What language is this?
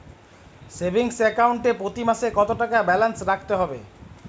Bangla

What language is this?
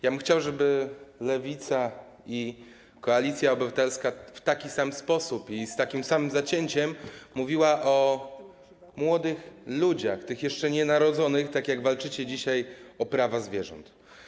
Polish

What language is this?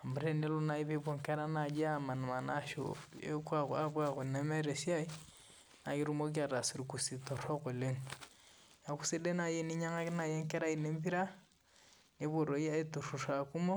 Masai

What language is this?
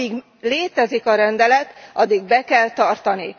Hungarian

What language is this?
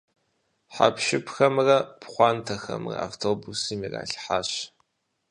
Kabardian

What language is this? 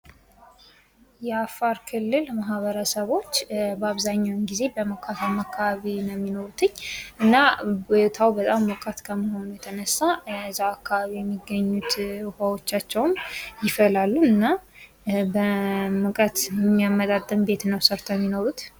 Amharic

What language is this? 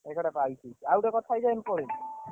Odia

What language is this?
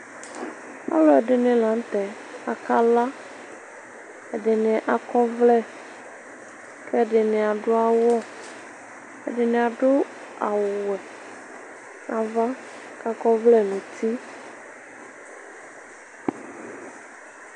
Ikposo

